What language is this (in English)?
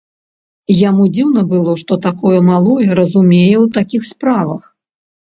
Belarusian